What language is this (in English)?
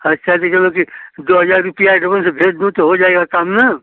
Hindi